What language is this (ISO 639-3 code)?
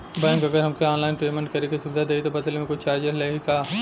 bho